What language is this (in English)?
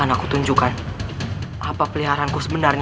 Indonesian